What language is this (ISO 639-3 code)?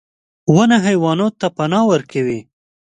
pus